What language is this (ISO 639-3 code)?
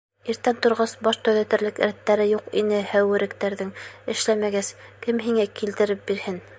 bak